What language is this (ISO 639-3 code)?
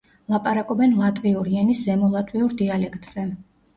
kat